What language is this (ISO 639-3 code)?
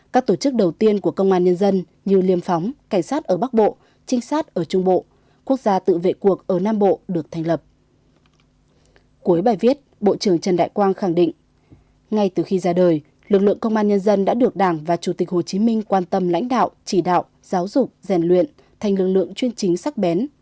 vie